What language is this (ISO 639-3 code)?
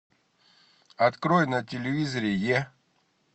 rus